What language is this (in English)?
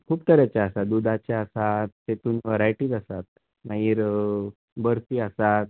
Konkani